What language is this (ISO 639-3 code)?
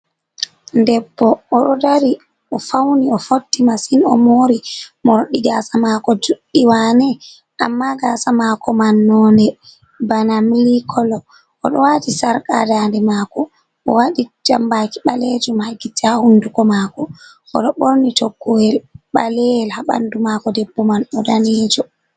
ful